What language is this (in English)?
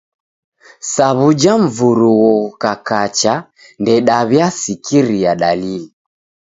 Taita